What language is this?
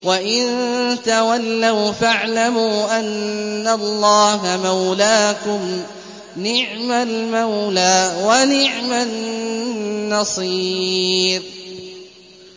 Arabic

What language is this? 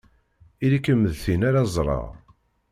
Kabyle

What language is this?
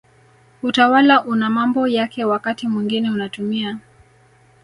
Swahili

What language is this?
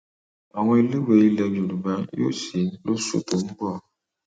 Yoruba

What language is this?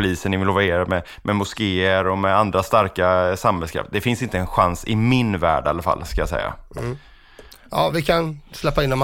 Swedish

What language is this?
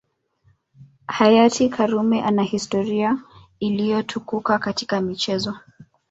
Swahili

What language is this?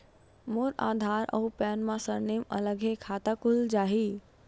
Chhattisgarhi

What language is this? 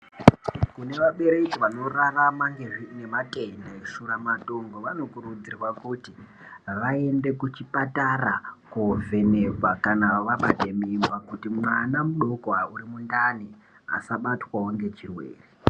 Ndau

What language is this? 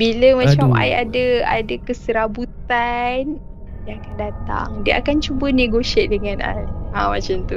Malay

